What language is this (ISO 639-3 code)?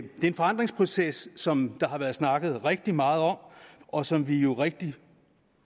dan